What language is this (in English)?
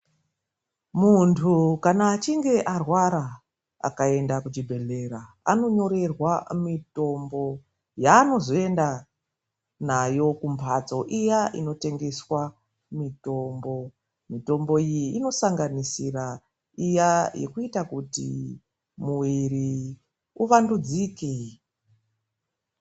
Ndau